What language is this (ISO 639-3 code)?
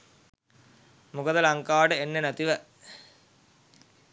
sin